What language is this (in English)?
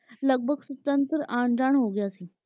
Punjabi